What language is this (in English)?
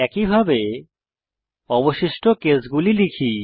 Bangla